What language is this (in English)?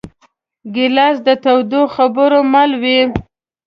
Pashto